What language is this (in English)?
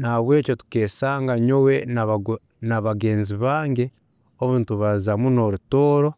Tooro